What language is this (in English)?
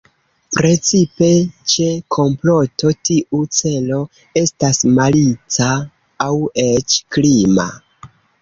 Esperanto